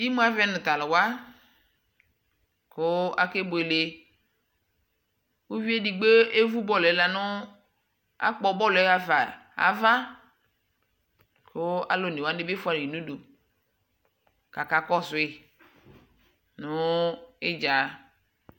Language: Ikposo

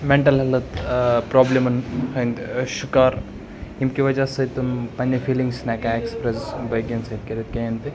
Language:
Kashmiri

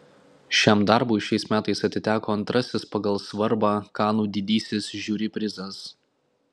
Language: Lithuanian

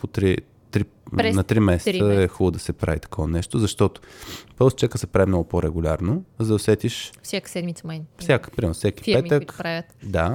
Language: Bulgarian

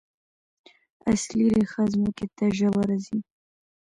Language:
Pashto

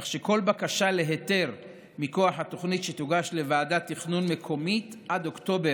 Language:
Hebrew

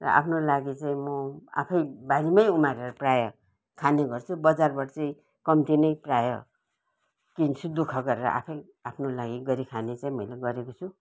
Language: Nepali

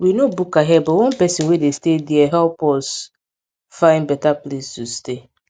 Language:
Nigerian Pidgin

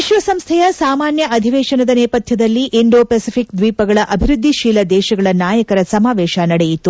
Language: Kannada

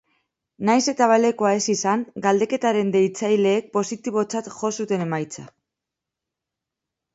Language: Basque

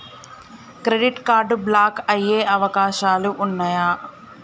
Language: Telugu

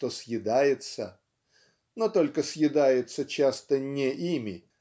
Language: Russian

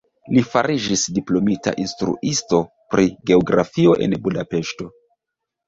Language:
Esperanto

